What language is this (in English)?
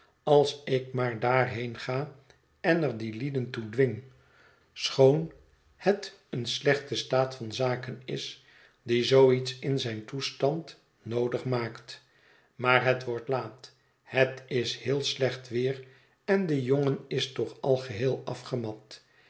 Dutch